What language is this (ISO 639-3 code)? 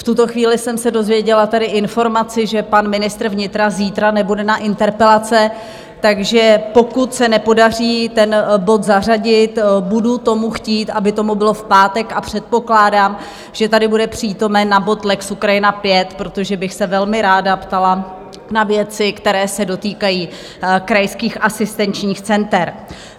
ces